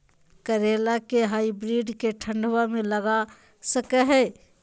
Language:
Magahi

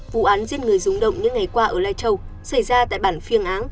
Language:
Vietnamese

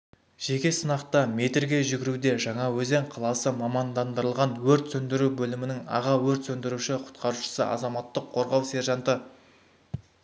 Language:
Kazakh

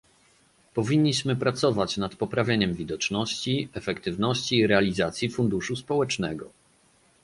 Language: Polish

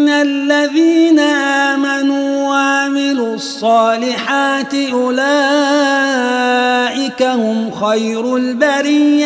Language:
Arabic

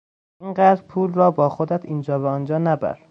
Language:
Persian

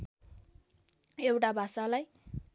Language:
Nepali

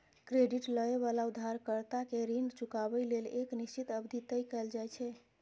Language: Maithili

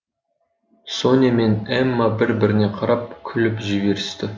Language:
Kazakh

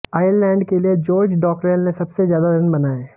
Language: Hindi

